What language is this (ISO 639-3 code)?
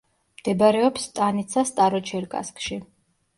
kat